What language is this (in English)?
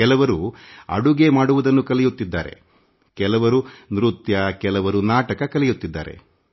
Kannada